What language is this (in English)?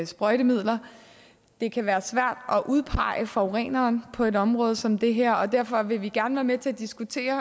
Danish